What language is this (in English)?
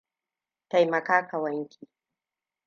Hausa